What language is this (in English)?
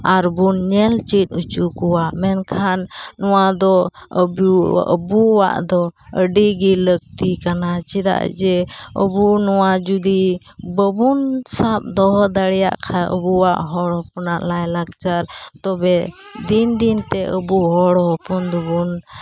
Santali